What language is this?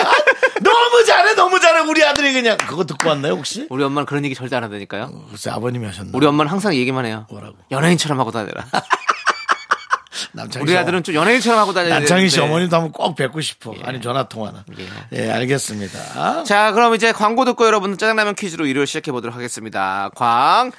Korean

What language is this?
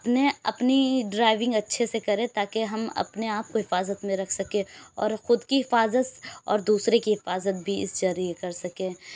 Urdu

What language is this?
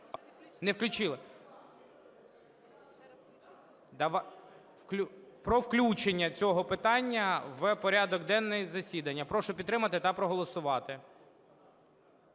Ukrainian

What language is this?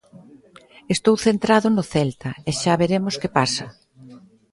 Galician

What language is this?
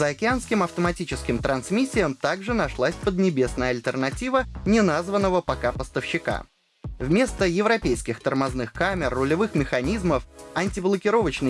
Russian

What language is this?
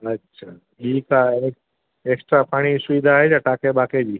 Sindhi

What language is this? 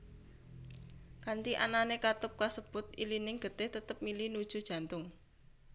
Javanese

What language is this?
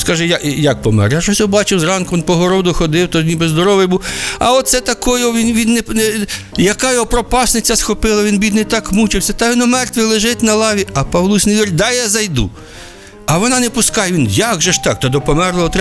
Ukrainian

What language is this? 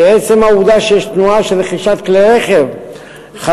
Hebrew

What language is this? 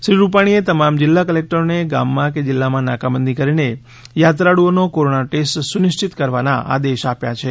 Gujarati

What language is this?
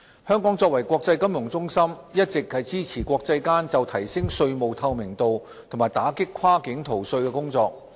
Cantonese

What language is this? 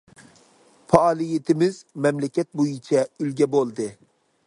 Uyghur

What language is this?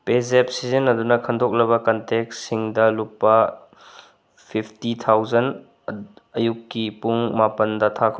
Manipuri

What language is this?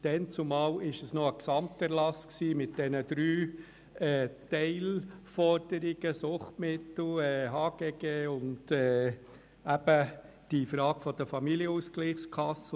Swiss German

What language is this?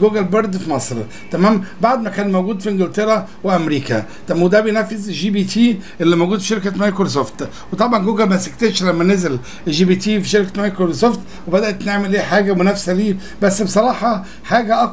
Arabic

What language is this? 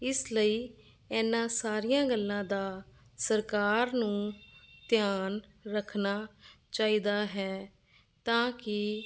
Punjabi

